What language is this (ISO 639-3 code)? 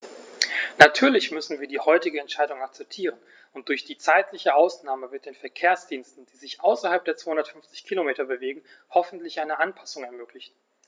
deu